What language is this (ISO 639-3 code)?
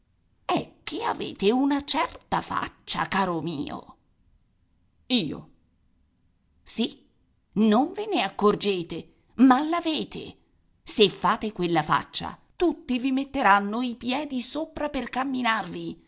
ita